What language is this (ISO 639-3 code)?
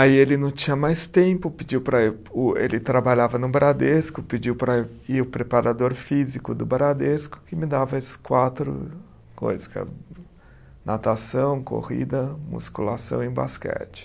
por